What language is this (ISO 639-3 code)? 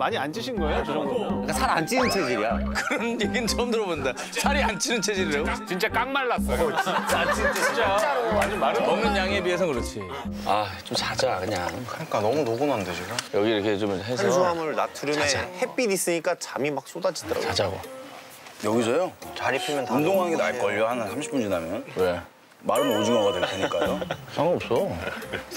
kor